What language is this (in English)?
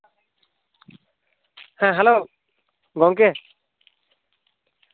Santali